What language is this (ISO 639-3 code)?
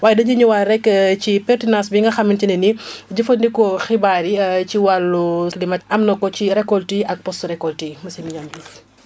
wol